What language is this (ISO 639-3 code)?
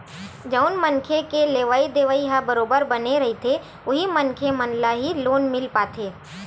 hne